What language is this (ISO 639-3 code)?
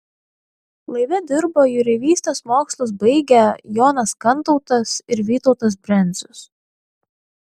lit